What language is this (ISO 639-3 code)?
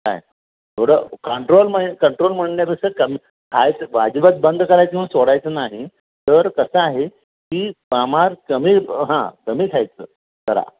mar